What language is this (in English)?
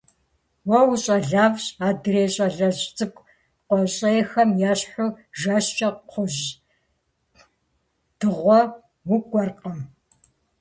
Kabardian